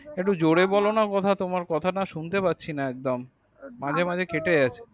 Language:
Bangla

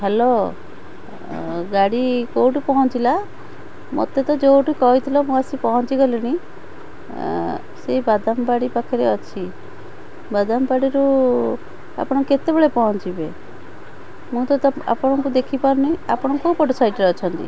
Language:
Odia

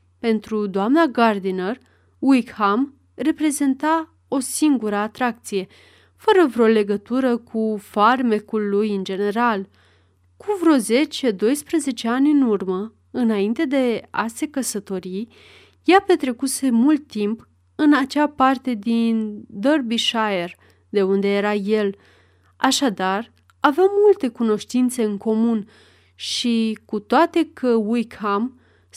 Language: Romanian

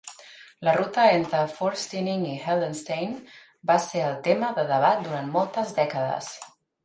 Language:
Catalan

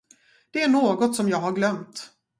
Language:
Swedish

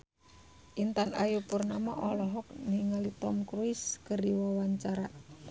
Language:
Sundanese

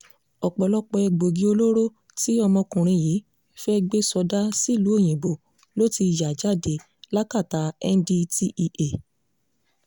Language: Yoruba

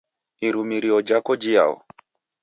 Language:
Taita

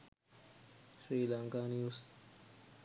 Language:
Sinhala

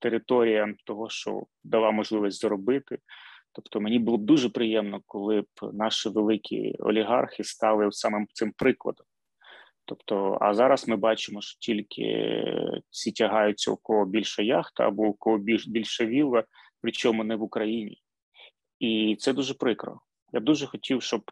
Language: Ukrainian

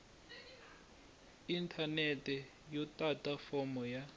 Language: Tsonga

